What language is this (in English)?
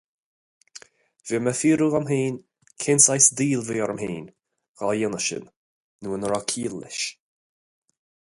Irish